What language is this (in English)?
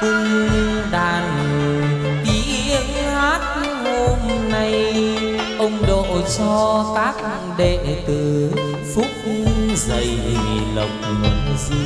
Vietnamese